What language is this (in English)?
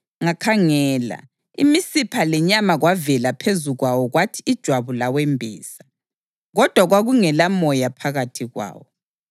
North Ndebele